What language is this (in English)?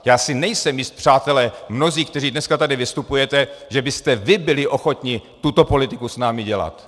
Czech